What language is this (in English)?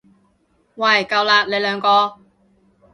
Cantonese